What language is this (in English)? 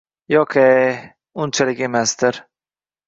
Uzbek